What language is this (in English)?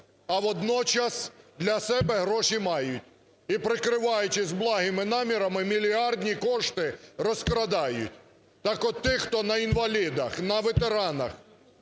Ukrainian